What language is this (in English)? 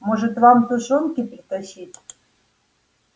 Russian